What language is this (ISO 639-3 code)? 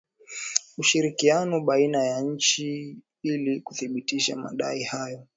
swa